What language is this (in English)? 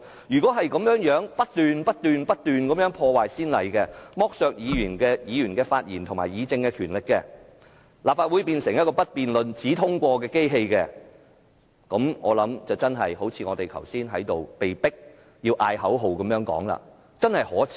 Cantonese